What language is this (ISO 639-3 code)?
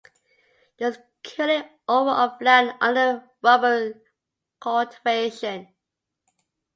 eng